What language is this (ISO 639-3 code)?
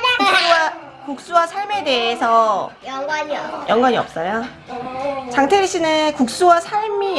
kor